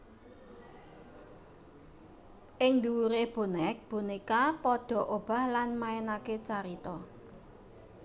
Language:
Javanese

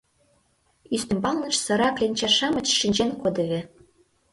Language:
Mari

